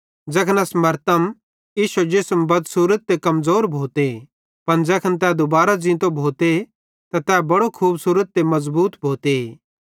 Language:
Bhadrawahi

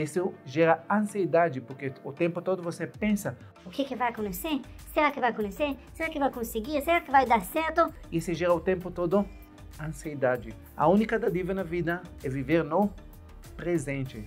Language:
Portuguese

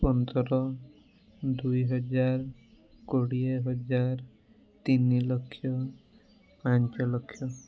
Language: Odia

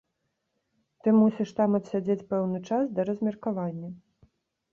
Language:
Belarusian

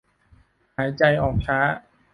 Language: Thai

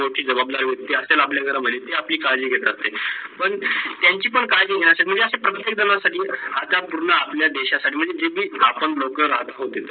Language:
Marathi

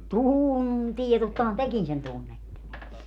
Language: Finnish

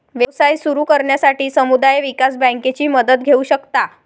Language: Marathi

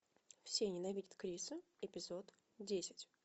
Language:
Russian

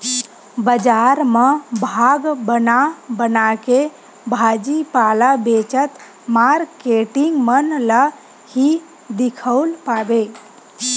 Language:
Chhattisgarhi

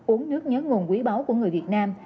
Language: Vietnamese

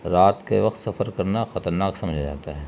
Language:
Urdu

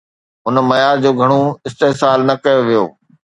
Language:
Sindhi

